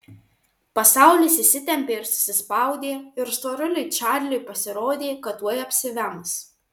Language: Lithuanian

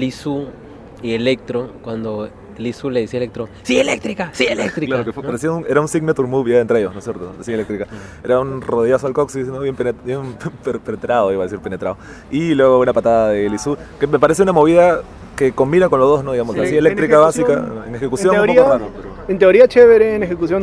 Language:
Spanish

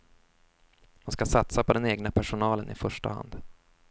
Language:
Swedish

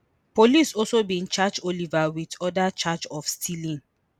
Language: Nigerian Pidgin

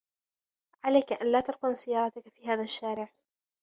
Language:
Arabic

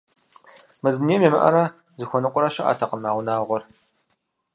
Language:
Kabardian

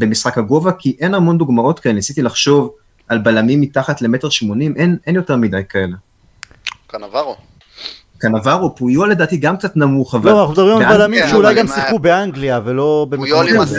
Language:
Hebrew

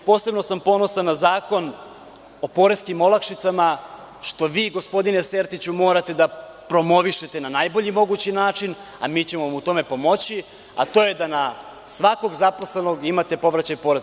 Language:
Serbian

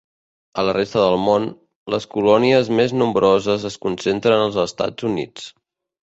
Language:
Catalan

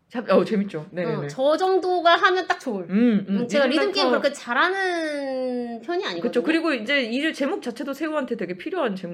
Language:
Korean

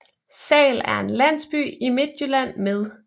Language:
Danish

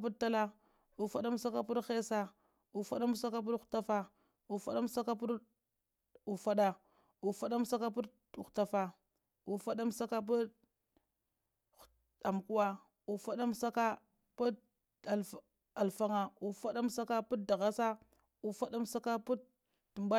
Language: Lamang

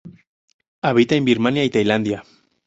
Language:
Spanish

